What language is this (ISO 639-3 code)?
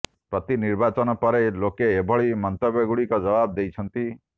ori